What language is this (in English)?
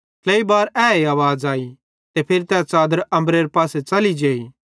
Bhadrawahi